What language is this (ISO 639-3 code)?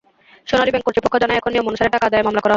ben